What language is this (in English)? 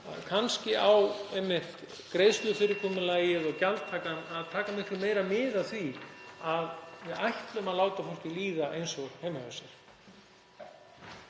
Icelandic